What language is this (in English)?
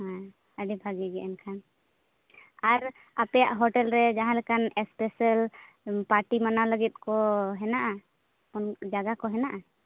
Santali